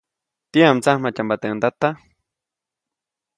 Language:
Copainalá Zoque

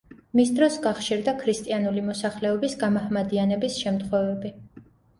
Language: Georgian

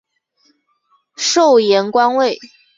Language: Chinese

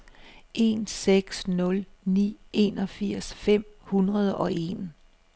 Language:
Danish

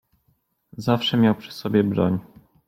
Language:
Polish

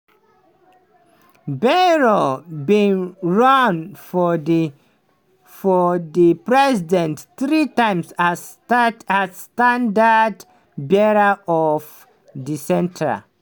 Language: Nigerian Pidgin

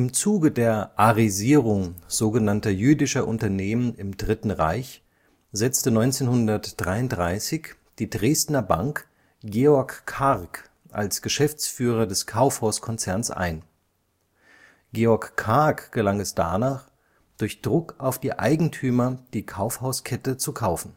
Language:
German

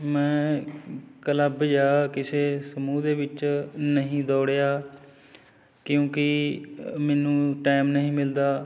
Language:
Punjabi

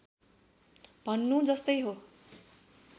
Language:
Nepali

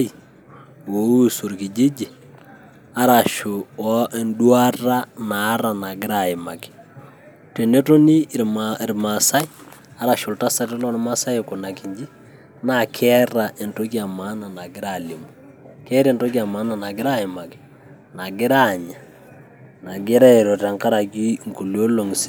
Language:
Masai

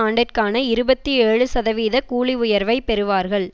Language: Tamil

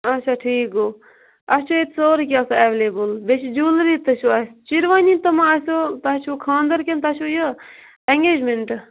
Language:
Kashmiri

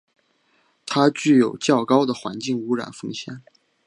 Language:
Chinese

